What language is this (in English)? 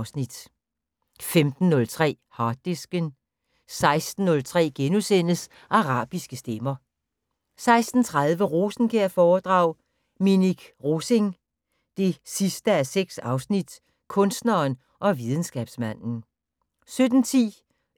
Danish